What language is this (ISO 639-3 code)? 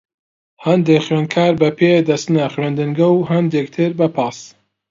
ckb